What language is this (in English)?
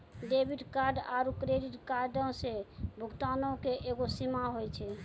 Maithili